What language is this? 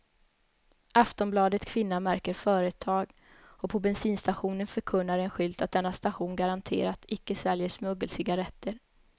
Swedish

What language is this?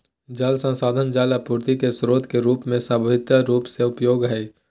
Magahi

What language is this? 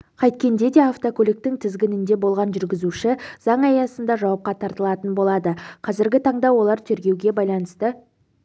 Kazakh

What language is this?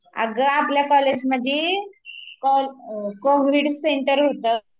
Marathi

